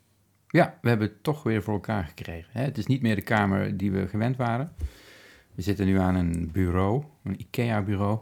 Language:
Dutch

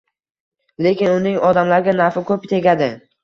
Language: Uzbek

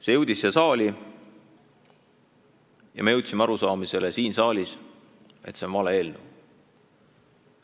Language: Estonian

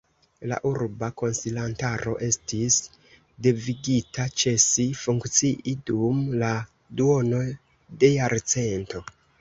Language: Esperanto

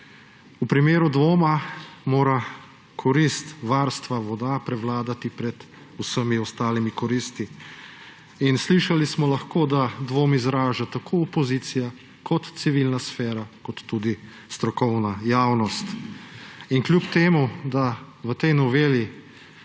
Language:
Slovenian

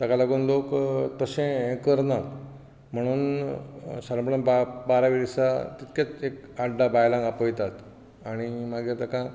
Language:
Konkani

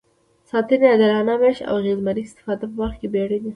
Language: Pashto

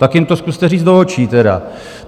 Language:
Czech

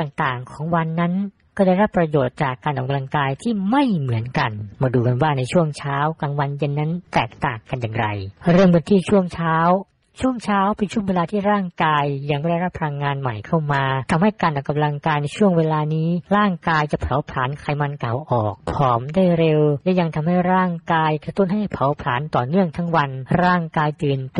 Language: Thai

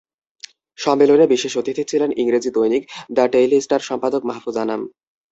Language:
Bangla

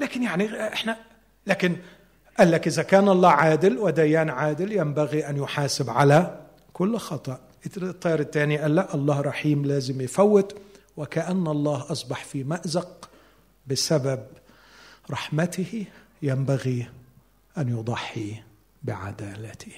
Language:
Arabic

